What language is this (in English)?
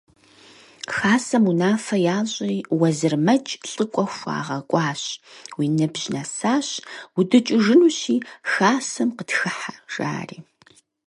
Kabardian